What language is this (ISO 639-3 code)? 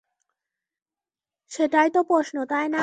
ben